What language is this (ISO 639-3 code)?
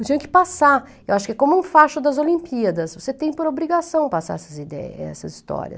por